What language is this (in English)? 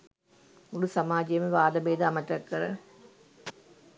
Sinhala